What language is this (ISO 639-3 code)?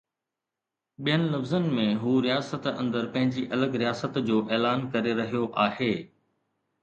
snd